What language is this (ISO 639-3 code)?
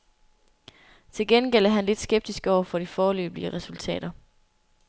dan